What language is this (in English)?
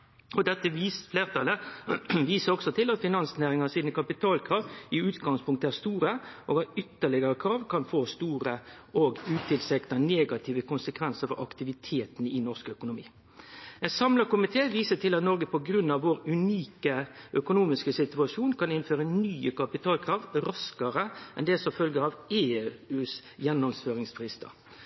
Norwegian Nynorsk